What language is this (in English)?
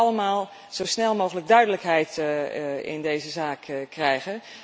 Dutch